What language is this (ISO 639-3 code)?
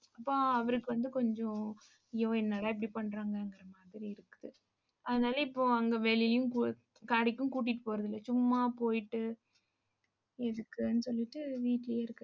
tam